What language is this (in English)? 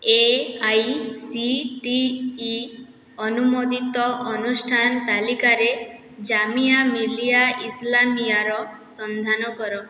Odia